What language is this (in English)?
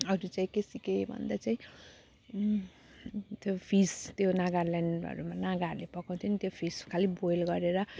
Nepali